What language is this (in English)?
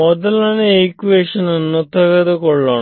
Kannada